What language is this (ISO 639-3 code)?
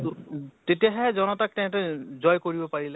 asm